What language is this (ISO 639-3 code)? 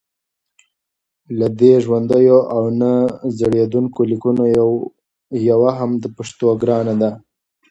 pus